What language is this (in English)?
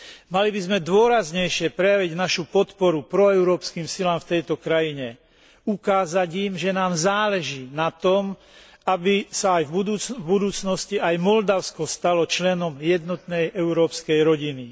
Slovak